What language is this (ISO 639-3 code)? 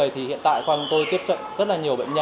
vie